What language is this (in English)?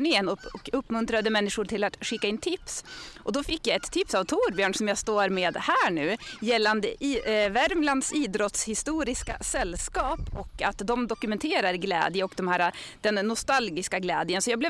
Swedish